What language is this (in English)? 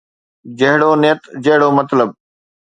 Sindhi